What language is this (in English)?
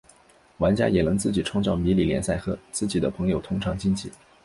Chinese